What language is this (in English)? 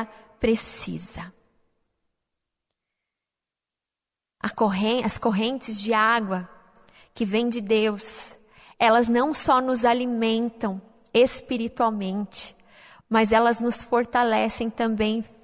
Portuguese